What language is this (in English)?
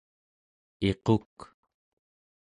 Central Yupik